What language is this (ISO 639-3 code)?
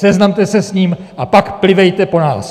ces